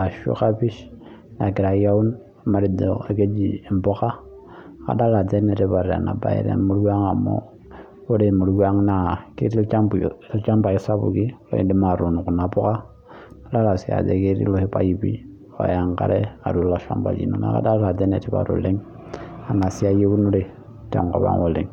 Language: Masai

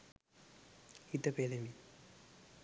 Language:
Sinhala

